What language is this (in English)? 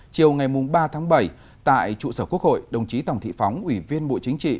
Vietnamese